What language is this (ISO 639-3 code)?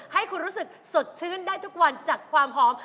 tha